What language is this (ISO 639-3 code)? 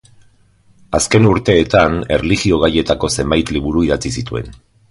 eus